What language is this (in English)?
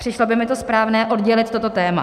Czech